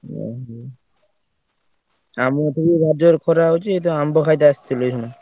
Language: Odia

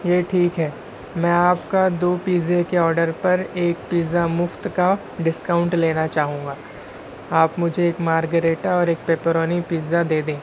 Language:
Urdu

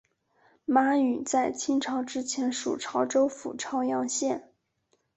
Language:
Chinese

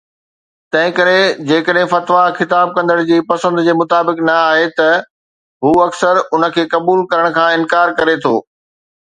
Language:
Sindhi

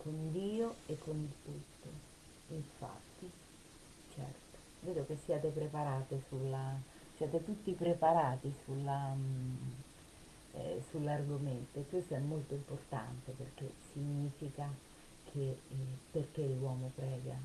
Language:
Italian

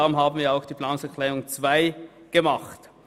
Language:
Swiss German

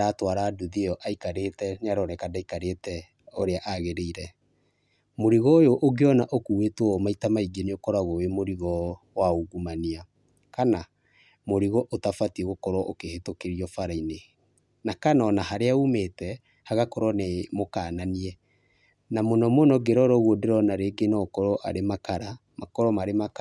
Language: Kikuyu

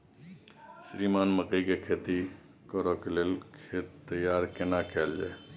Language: Maithili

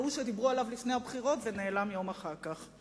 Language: Hebrew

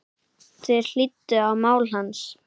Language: Icelandic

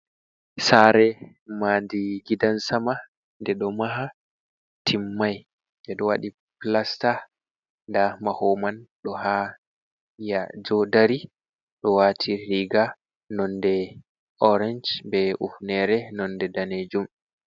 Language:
Fula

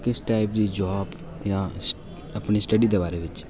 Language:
Dogri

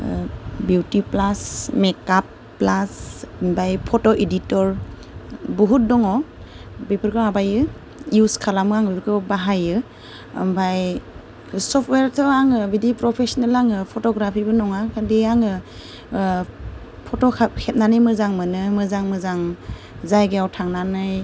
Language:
Bodo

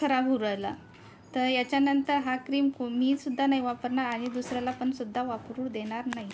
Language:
Marathi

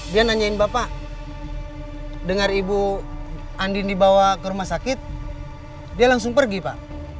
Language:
Indonesian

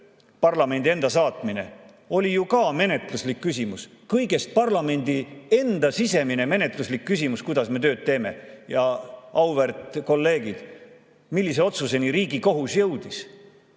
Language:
Estonian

